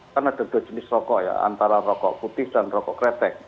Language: Indonesian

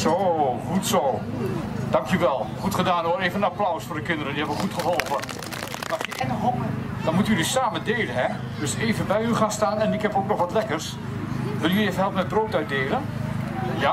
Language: Dutch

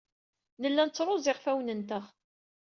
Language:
Kabyle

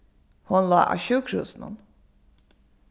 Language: Faroese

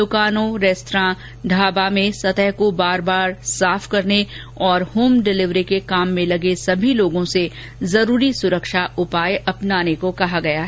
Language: Hindi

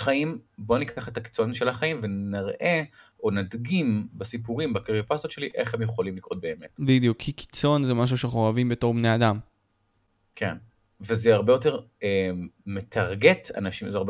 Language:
Hebrew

